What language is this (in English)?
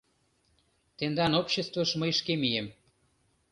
Mari